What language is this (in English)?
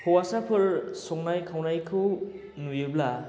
Bodo